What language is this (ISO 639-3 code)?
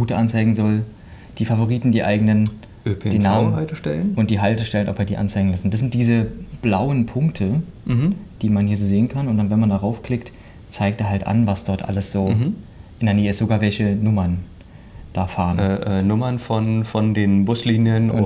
deu